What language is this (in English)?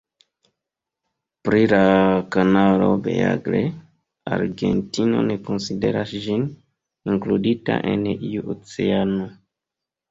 Esperanto